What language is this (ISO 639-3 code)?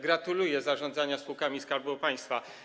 pol